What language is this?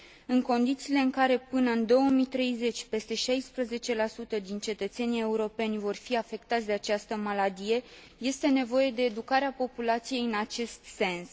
Romanian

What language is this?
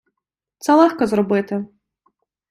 Ukrainian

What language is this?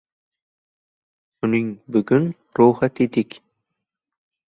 Uzbek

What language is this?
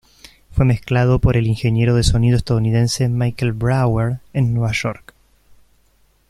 Spanish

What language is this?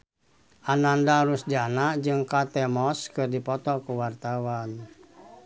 Sundanese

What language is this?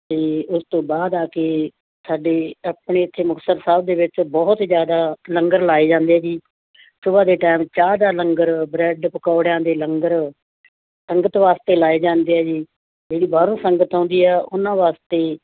Punjabi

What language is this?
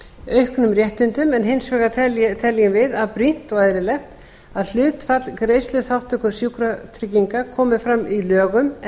Icelandic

